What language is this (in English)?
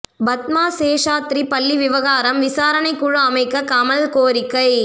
Tamil